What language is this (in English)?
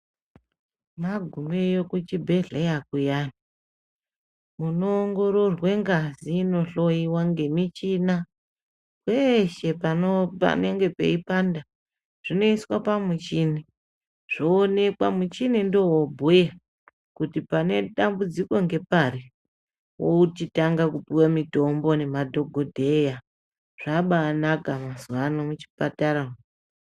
Ndau